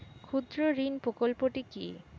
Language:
Bangla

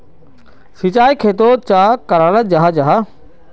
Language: Magahi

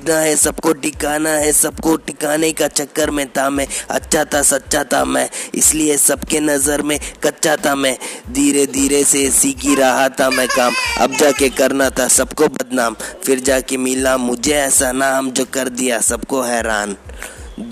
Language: Hindi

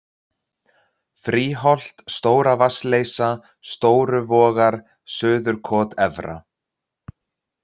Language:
Icelandic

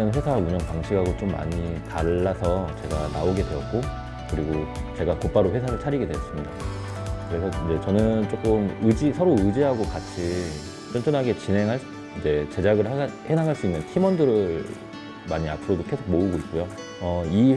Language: Korean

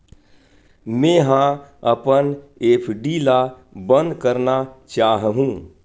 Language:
Chhattisgarhi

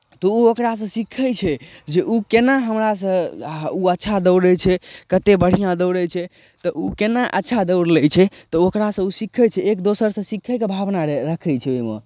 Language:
Maithili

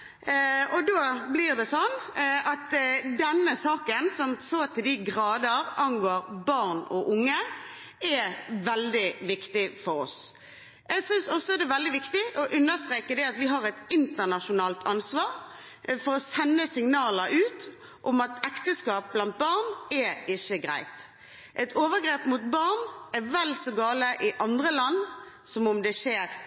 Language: Norwegian Bokmål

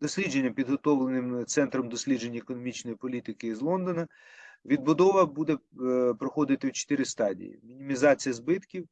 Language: Ukrainian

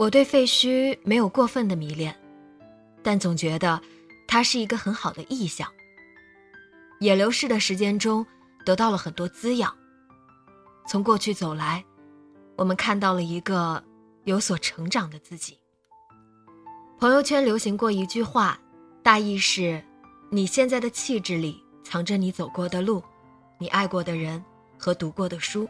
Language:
Chinese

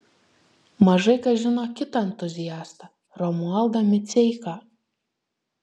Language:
Lithuanian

